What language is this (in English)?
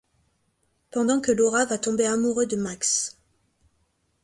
French